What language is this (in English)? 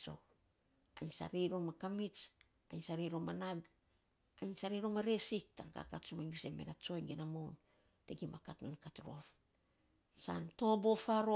Saposa